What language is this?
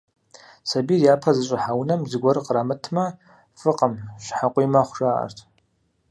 Kabardian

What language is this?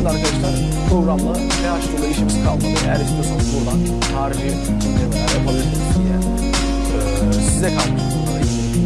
Turkish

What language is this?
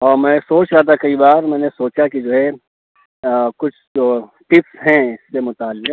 Urdu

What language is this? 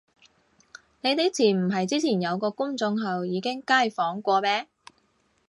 Cantonese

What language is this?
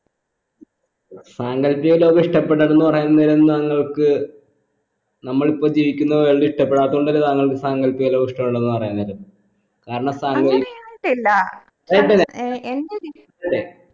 Malayalam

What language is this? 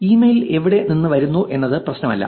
Malayalam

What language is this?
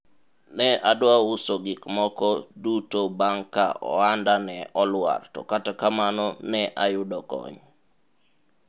Luo (Kenya and Tanzania)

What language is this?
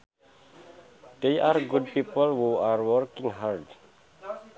Sundanese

